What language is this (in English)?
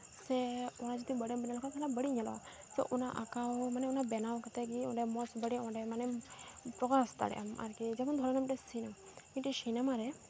Santali